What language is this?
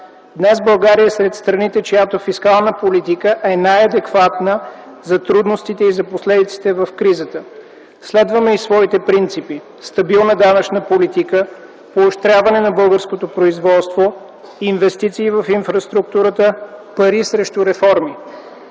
Bulgarian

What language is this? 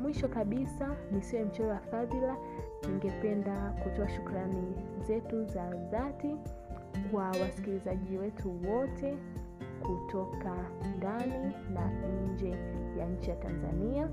Swahili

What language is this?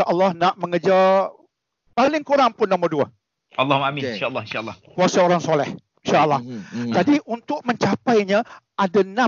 Malay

